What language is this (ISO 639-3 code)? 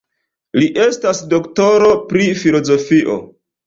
epo